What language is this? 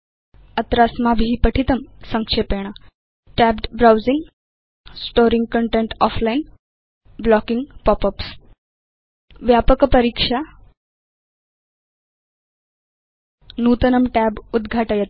Sanskrit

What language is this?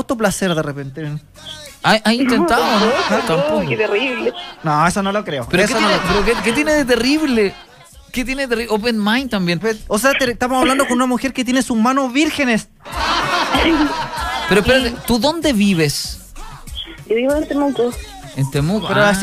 Spanish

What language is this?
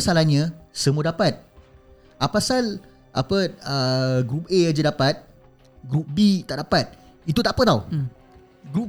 Malay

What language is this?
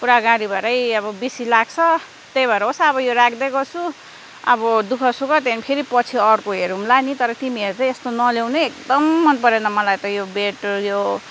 Nepali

